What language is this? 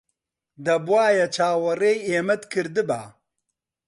Central Kurdish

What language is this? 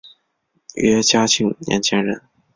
Chinese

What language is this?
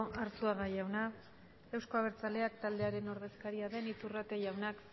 Basque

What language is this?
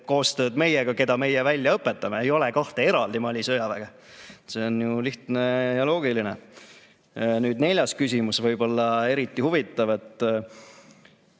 Estonian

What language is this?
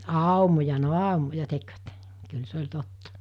Finnish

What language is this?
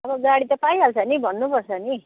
Nepali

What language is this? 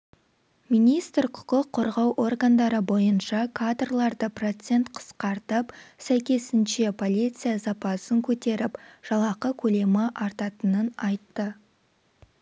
Kazakh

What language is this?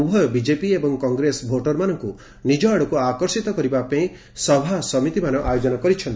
Odia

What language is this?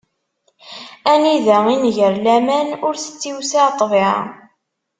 Kabyle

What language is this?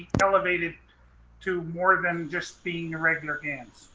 English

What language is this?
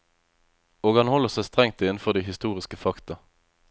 Norwegian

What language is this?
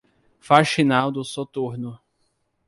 Portuguese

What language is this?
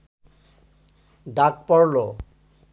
Bangla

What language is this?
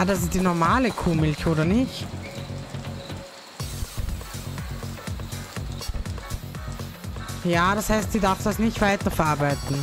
German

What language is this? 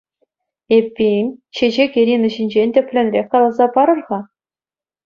Chuvash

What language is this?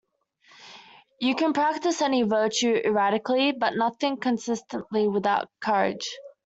English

